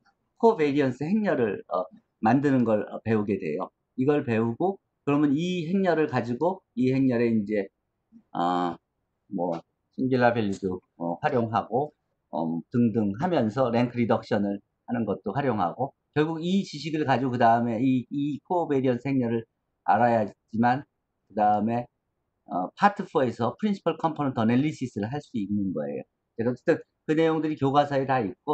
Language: Korean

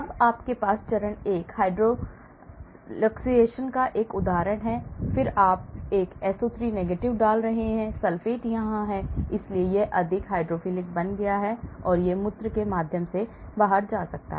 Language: Hindi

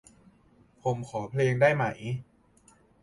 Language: Thai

